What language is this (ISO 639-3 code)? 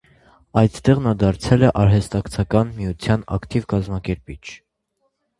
hye